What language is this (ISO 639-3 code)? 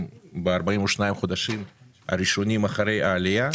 heb